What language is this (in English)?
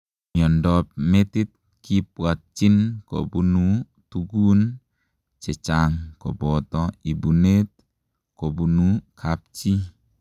Kalenjin